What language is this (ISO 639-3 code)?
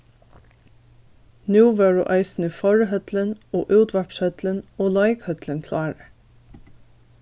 fao